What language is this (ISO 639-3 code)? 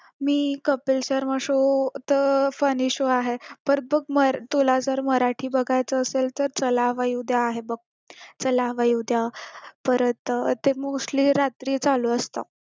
mar